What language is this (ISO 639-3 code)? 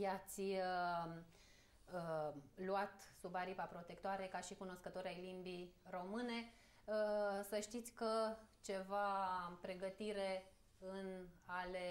ron